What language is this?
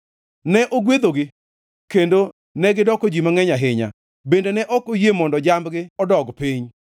Luo (Kenya and Tanzania)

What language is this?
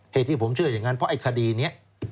Thai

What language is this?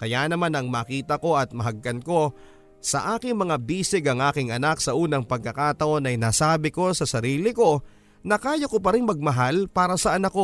Filipino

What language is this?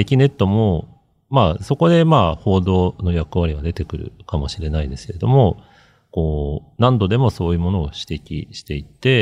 Japanese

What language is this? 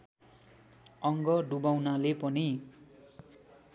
Nepali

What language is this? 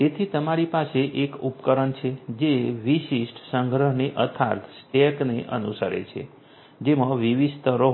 Gujarati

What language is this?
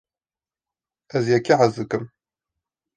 Kurdish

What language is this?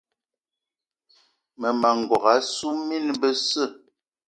Eton (Cameroon)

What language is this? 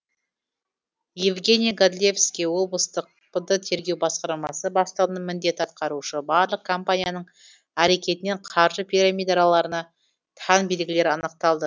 Kazakh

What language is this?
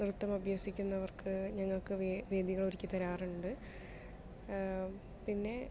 Malayalam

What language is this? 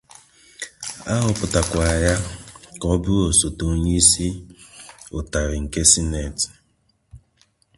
Igbo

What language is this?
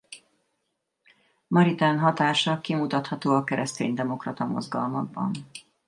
Hungarian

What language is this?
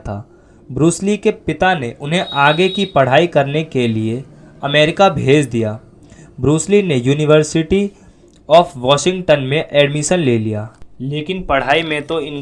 Hindi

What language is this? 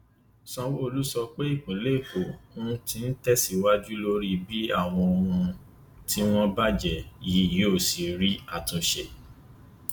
Yoruba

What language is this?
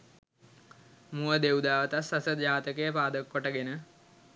Sinhala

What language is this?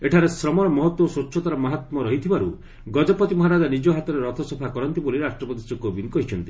Odia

